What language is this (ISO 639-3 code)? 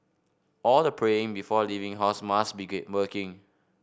eng